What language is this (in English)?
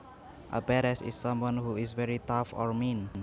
Javanese